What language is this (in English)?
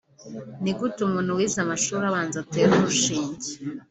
Kinyarwanda